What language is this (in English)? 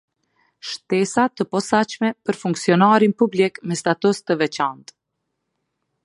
Albanian